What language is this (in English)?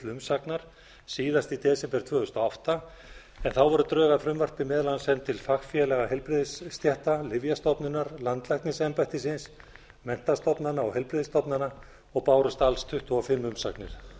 Icelandic